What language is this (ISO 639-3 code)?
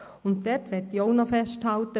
gsw